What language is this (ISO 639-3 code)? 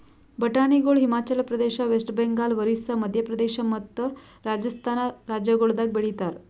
kan